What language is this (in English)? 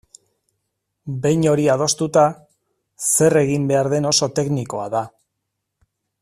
Basque